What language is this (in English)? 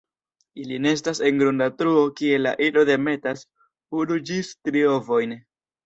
Esperanto